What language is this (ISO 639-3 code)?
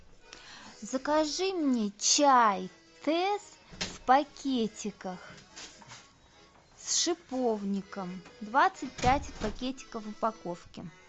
rus